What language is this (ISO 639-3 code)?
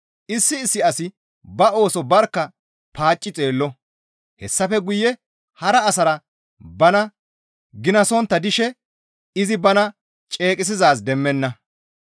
gmv